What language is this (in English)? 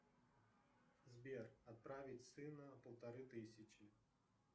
Russian